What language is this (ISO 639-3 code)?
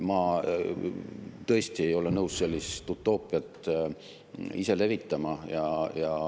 est